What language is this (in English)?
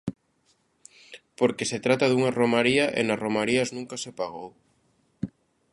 Galician